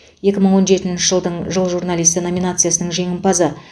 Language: Kazakh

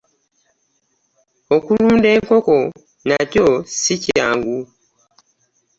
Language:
Ganda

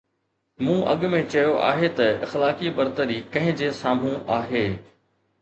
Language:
Sindhi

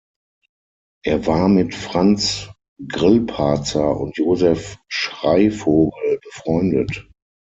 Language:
German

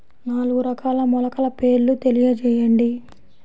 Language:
Telugu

